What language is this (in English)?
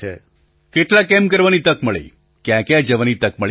Gujarati